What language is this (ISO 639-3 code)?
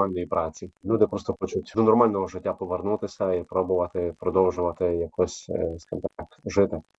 ukr